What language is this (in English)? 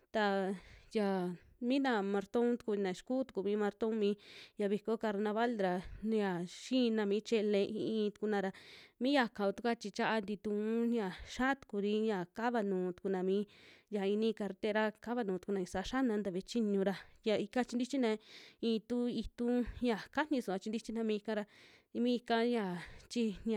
Western Juxtlahuaca Mixtec